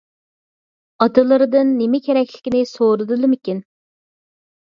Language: Uyghur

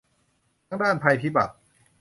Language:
Thai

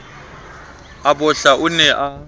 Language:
Southern Sotho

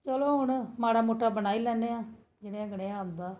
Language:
Dogri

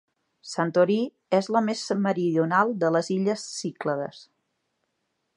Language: Catalan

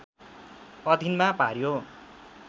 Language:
Nepali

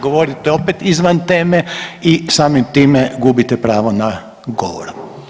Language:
Croatian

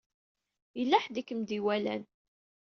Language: Kabyle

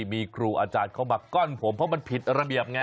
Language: Thai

